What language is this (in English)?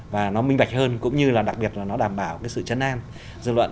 Vietnamese